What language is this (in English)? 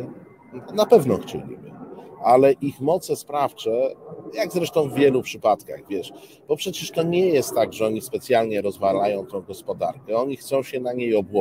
Polish